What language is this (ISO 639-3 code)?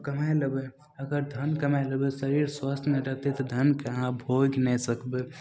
mai